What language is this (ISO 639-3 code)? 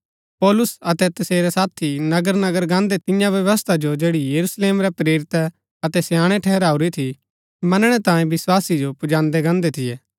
gbk